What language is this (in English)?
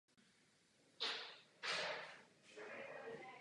Czech